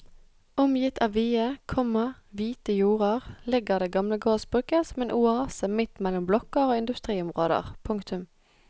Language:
Norwegian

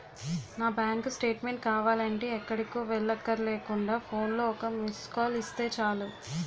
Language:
Telugu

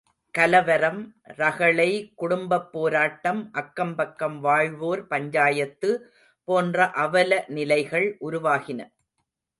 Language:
Tamil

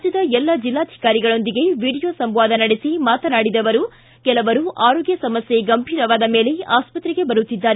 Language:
Kannada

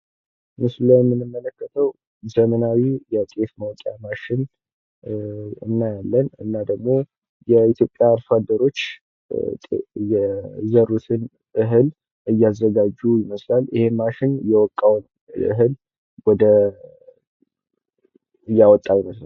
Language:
Amharic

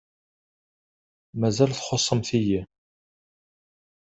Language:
Kabyle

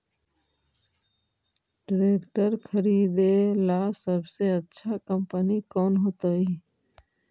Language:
Magahi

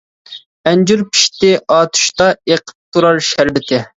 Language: Uyghur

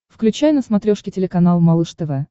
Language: Russian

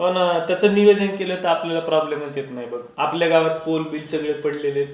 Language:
Marathi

